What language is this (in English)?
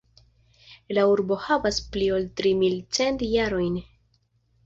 Esperanto